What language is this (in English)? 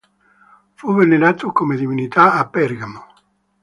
Italian